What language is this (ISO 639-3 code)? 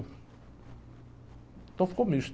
por